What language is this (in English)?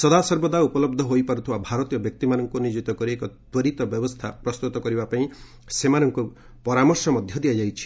Odia